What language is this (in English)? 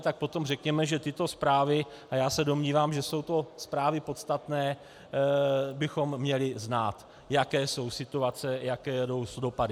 Czech